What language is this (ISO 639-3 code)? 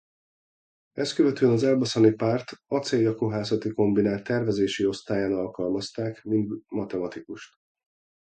hun